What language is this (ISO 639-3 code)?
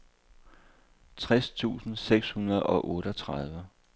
dan